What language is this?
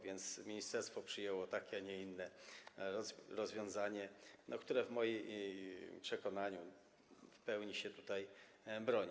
Polish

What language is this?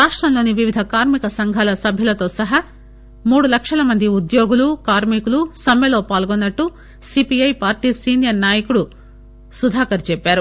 Telugu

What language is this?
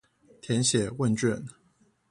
Chinese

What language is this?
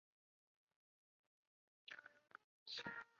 Chinese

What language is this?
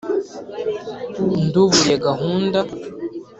Kinyarwanda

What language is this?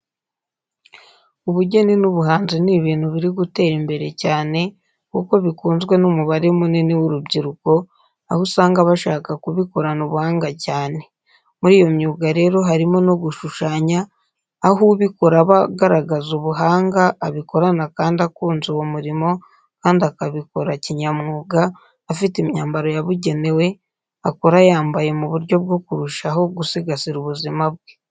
Kinyarwanda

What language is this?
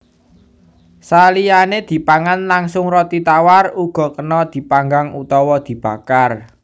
Javanese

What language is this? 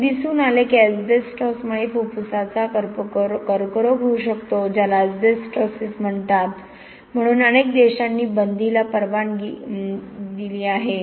Marathi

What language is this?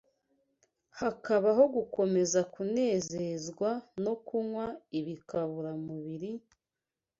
Kinyarwanda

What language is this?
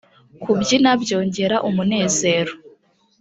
Kinyarwanda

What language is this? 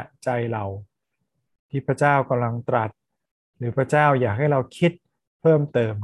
Thai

